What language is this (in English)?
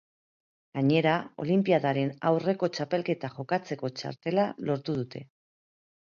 Basque